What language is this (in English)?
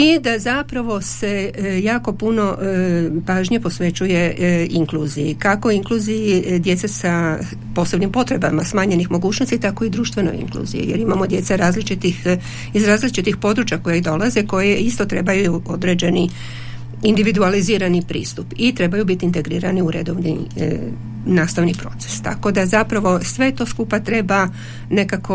Croatian